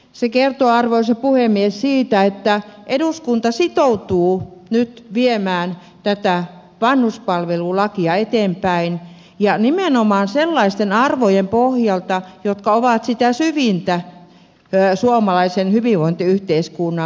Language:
Finnish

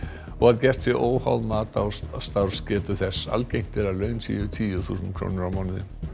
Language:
Icelandic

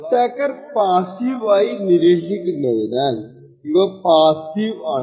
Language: Malayalam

